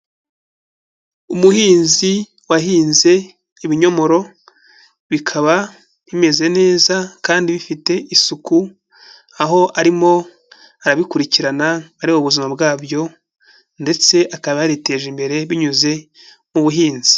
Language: Kinyarwanda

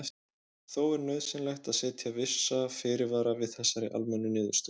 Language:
Icelandic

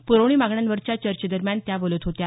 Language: Marathi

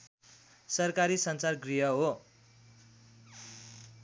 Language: Nepali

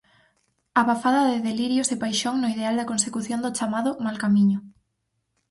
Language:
Galician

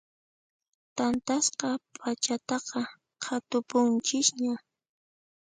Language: Puno Quechua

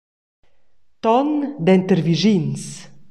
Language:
Romansh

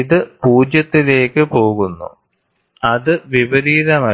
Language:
Malayalam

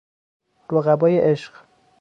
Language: Persian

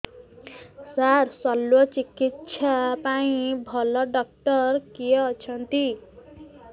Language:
Odia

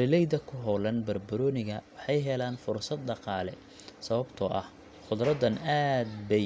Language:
Somali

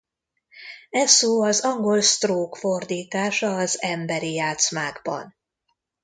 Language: Hungarian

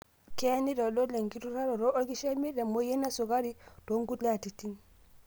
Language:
Masai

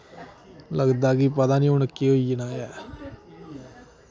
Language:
Dogri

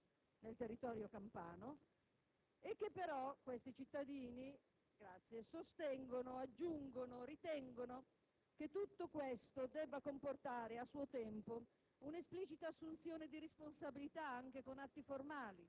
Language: Italian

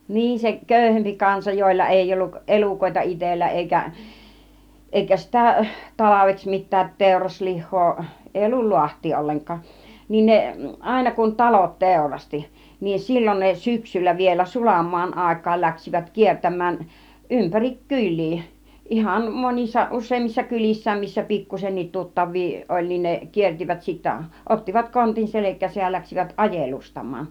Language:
Finnish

